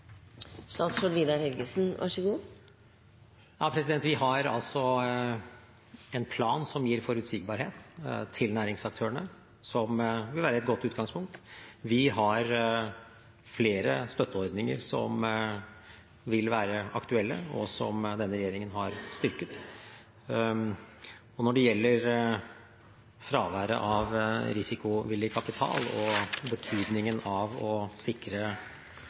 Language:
Norwegian Bokmål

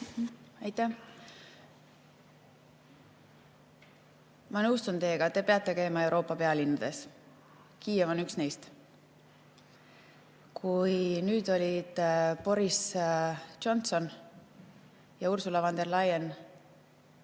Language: Estonian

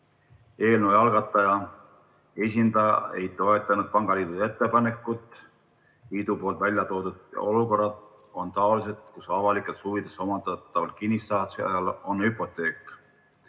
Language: Estonian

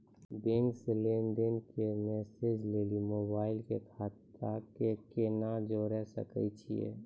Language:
Maithili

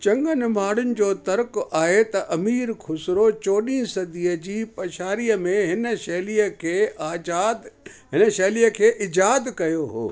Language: Sindhi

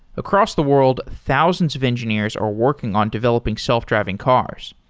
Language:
English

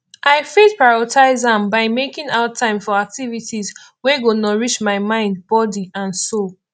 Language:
Nigerian Pidgin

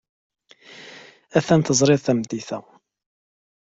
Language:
Kabyle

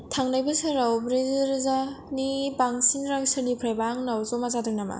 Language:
Bodo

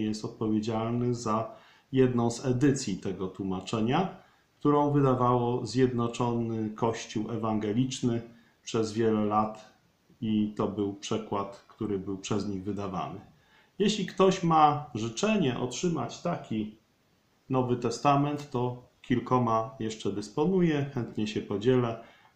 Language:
Polish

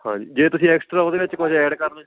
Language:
Punjabi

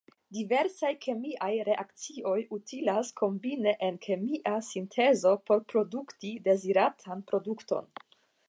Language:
Esperanto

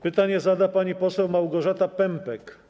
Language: Polish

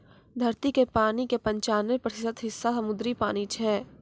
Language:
Maithili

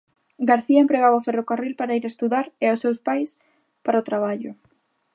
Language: Galician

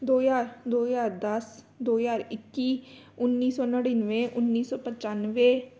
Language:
Punjabi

